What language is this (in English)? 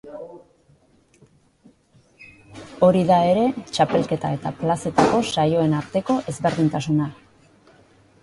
Basque